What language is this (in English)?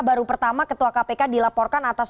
Indonesian